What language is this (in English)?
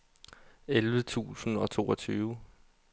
Danish